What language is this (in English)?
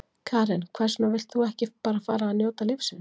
Icelandic